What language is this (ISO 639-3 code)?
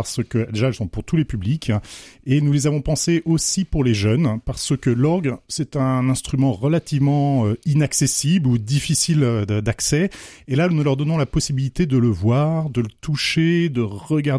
fra